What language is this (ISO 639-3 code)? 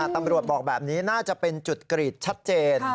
tha